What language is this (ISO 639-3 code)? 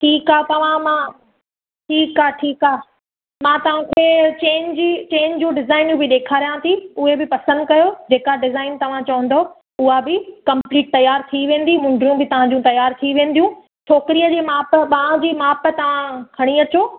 snd